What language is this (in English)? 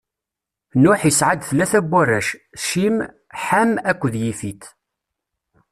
Kabyle